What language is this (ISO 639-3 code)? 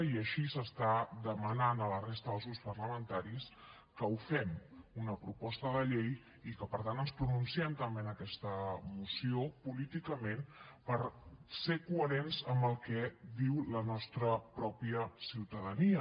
cat